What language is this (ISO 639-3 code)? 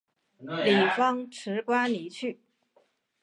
zho